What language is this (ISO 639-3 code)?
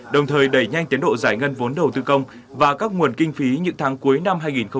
vie